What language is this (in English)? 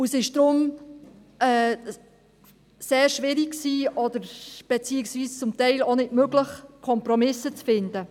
Swiss German